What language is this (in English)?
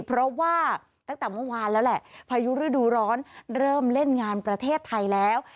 Thai